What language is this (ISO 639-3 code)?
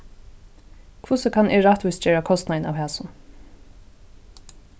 fao